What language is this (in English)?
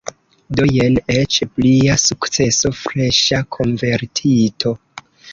Esperanto